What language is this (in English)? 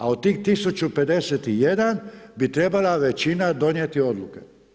Croatian